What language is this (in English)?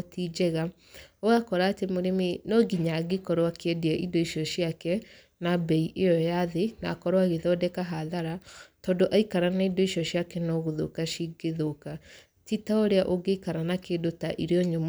Kikuyu